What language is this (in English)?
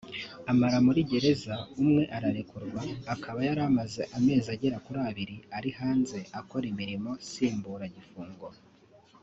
Kinyarwanda